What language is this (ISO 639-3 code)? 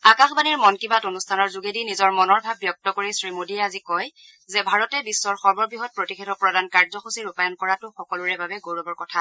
asm